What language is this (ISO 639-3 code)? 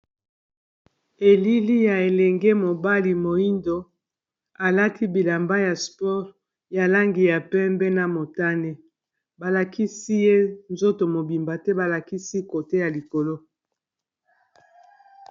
lin